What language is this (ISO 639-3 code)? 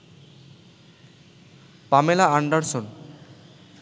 ben